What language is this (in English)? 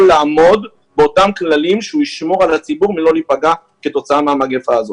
Hebrew